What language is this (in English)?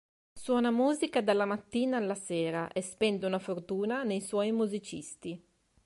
Italian